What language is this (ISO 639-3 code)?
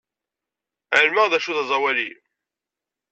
kab